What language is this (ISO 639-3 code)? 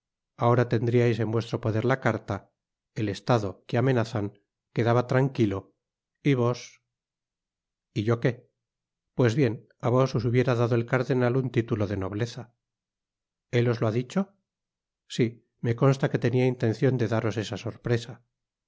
spa